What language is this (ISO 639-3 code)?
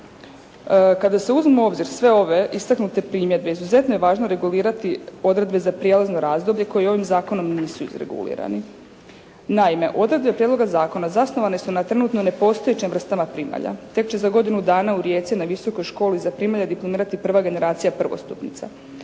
hrv